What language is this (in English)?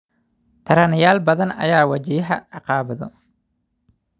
Somali